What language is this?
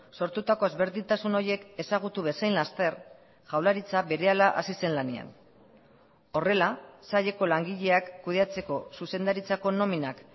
Basque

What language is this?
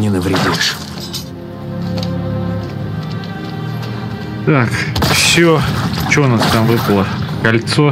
Russian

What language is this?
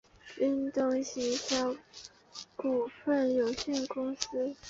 Chinese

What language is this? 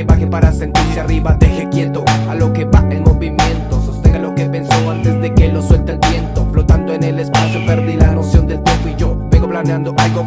Spanish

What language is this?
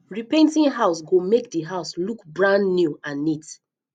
Nigerian Pidgin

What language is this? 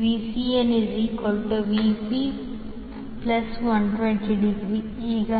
Kannada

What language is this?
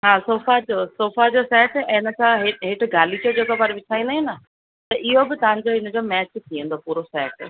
Sindhi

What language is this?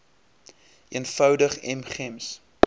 Afrikaans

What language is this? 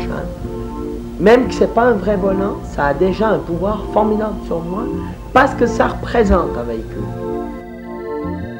French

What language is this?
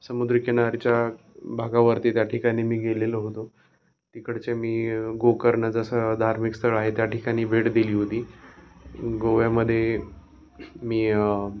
Marathi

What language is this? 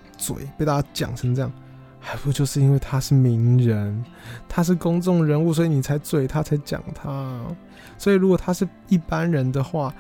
Chinese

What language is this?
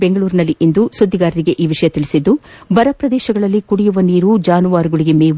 Kannada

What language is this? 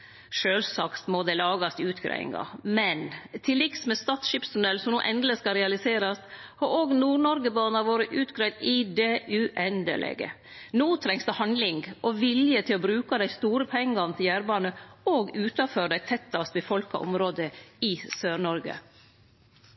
Norwegian Nynorsk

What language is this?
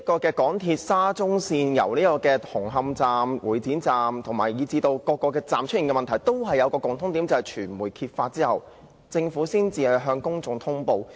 Cantonese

